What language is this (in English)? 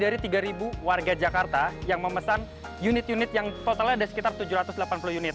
Indonesian